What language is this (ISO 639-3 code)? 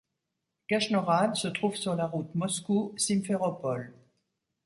fra